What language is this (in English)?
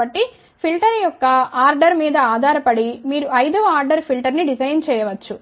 Telugu